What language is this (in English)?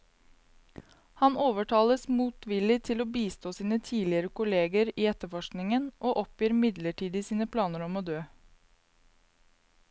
Norwegian